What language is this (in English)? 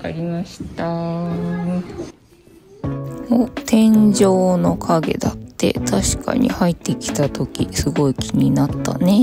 Japanese